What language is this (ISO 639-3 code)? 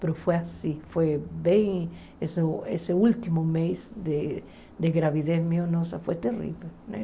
por